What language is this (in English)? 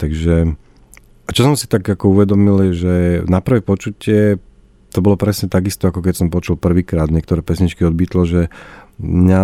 Slovak